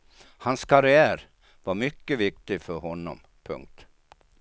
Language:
Swedish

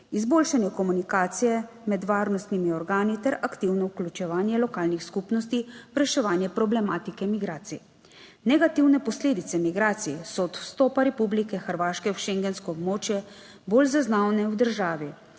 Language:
Slovenian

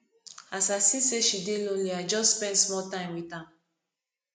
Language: Nigerian Pidgin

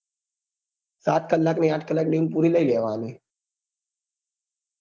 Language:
Gujarati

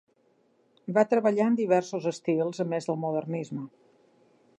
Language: Catalan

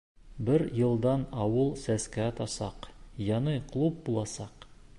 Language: Bashkir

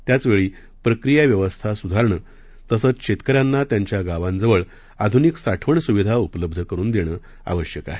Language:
Marathi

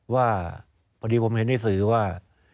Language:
Thai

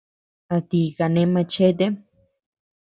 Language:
Tepeuxila Cuicatec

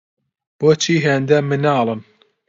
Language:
Central Kurdish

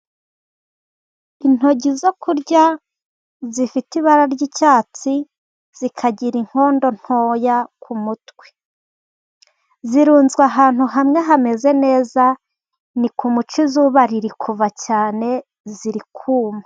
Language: Kinyarwanda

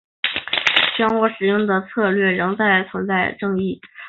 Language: Chinese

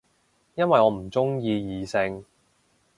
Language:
Cantonese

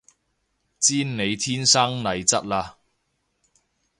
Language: Cantonese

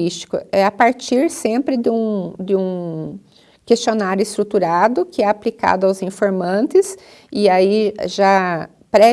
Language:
Portuguese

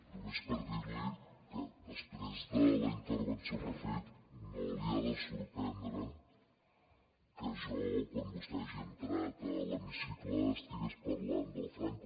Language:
Catalan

